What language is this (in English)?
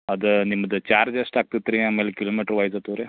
Kannada